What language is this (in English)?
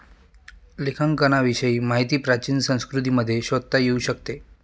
Marathi